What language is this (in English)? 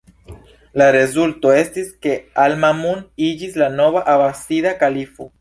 Esperanto